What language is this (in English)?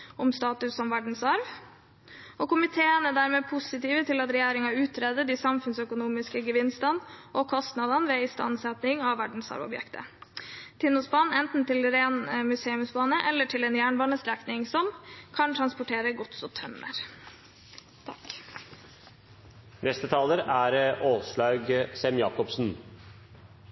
Norwegian Bokmål